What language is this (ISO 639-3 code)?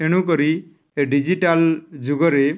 ori